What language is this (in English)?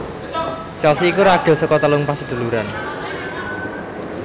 Javanese